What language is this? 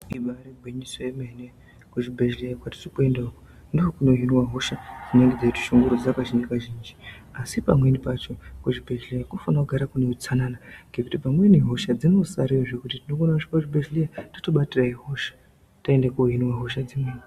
Ndau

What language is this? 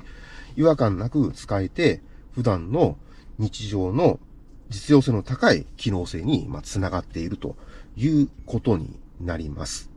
Japanese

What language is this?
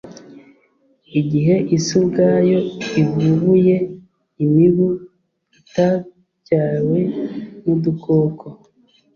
Kinyarwanda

